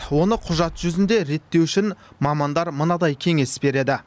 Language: Kazakh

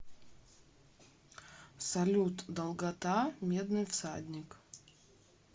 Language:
Russian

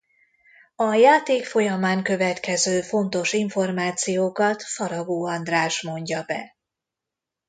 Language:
Hungarian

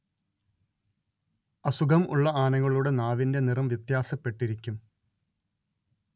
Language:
Malayalam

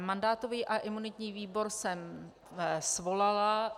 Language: Czech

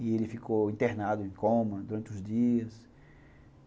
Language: Portuguese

